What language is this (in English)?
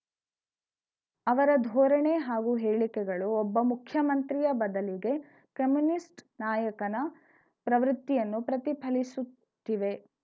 Kannada